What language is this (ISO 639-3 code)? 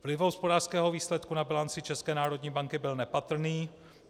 ces